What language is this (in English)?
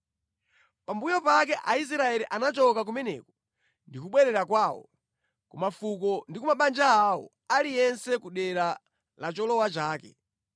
Nyanja